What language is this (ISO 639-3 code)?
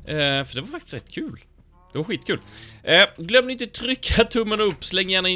swe